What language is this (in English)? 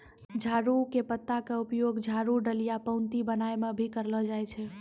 Maithili